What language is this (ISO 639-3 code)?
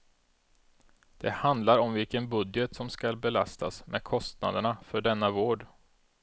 swe